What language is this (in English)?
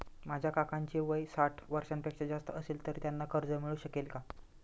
Marathi